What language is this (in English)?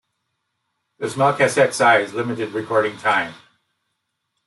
English